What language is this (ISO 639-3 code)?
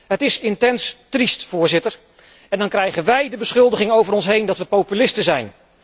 nld